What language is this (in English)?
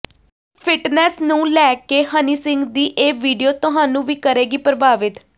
Punjabi